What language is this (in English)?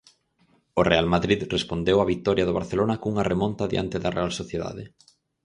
Galician